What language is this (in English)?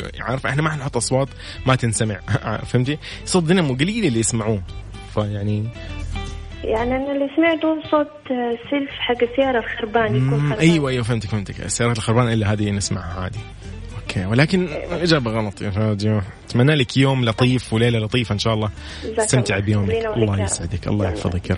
Arabic